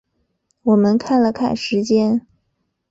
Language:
Chinese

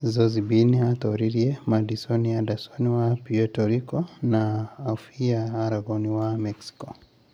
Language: Kikuyu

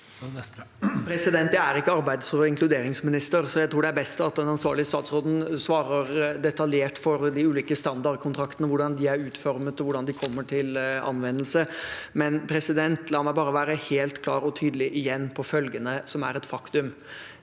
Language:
Norwegian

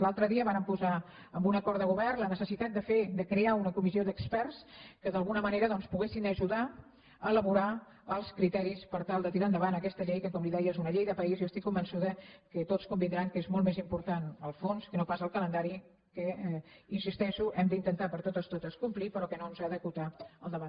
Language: Catalan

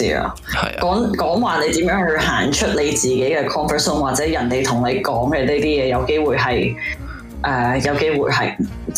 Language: Chinese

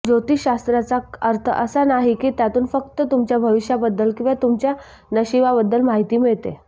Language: Marathi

